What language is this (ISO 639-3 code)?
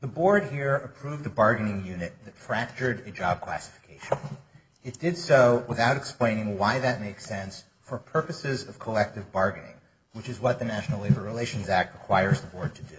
eng